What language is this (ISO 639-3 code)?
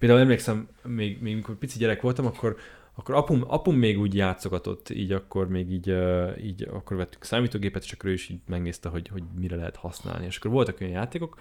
hun